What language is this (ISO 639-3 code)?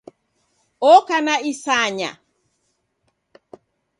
dav